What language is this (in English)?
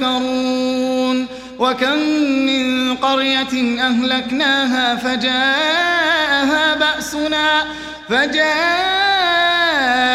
Arabic